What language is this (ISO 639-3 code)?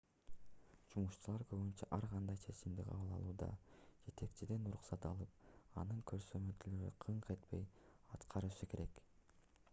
kir